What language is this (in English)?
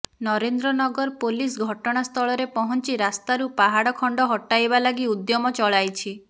Odia